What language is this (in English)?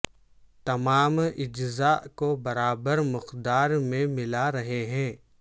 Urdu